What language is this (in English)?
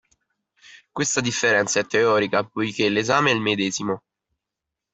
Italian